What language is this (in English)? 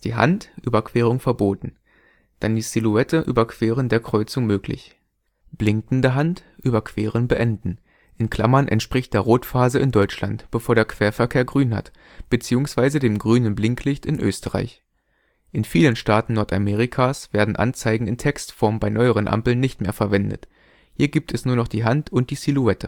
German